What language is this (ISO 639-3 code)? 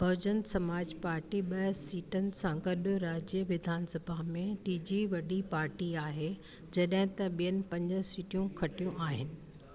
snd